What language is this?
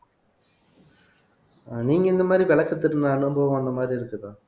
Tamil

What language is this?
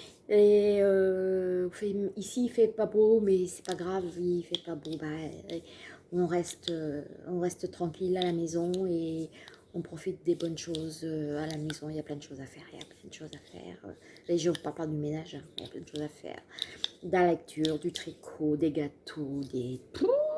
French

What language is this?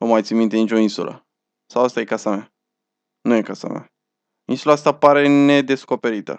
Romanian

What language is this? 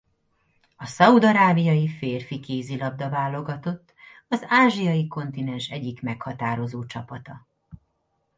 Hungarian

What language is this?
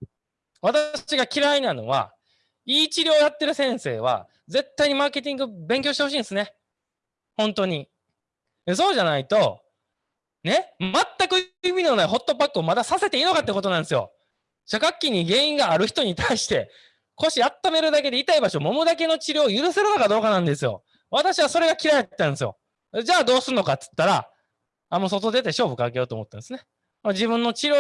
Japanese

